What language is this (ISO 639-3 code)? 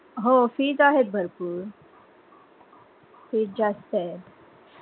mar